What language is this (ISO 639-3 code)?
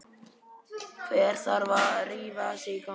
isl